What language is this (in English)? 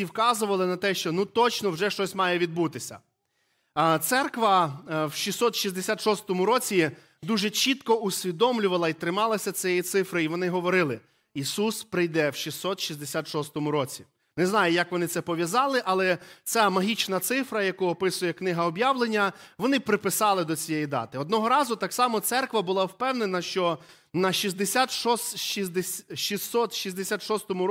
Ukrainian